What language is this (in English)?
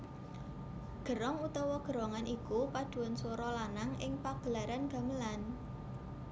Javanese